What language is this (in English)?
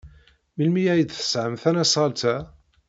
Kabyle